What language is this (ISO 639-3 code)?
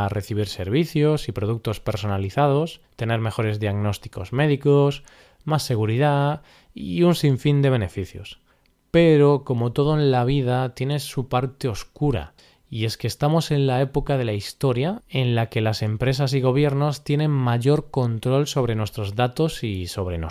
spa